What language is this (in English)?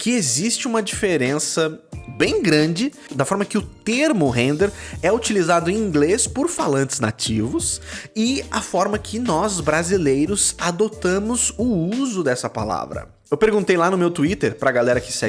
Portuguese